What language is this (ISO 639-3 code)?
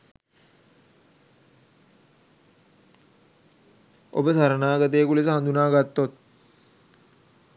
sin